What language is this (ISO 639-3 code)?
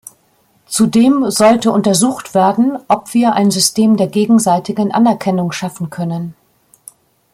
deu